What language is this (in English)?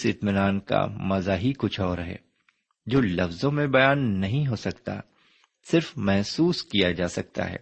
Urdu